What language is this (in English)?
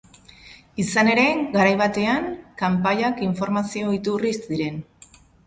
Basque